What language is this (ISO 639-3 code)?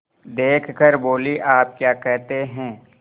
hin